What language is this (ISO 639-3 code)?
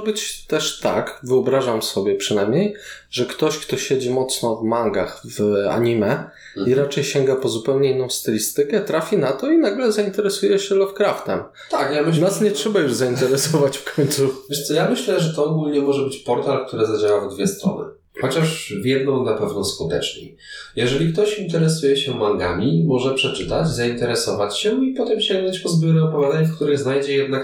pol